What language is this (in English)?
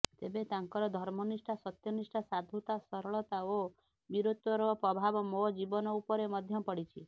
Odia